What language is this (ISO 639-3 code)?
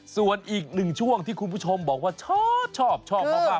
tha